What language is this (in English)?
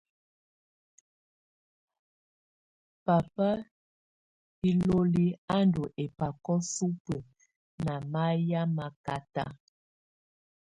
Tunen